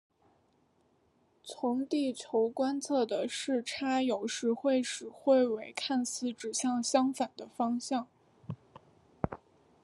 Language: Chinese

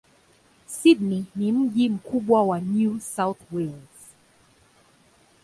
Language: Swahili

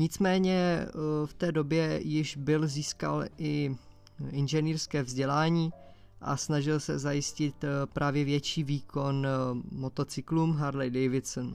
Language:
Czech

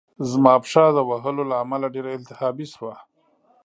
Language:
Pashto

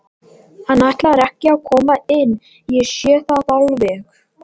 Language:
Icelandic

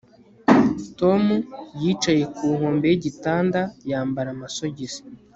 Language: Kinyarwanda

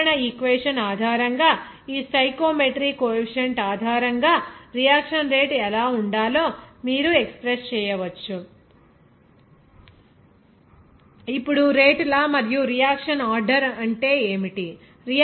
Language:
Telugu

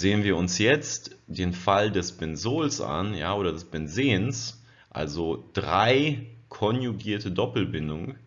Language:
German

